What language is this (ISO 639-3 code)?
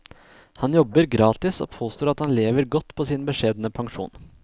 nor